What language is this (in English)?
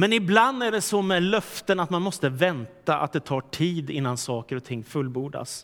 Swedish